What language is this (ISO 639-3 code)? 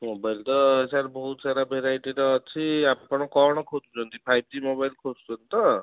ori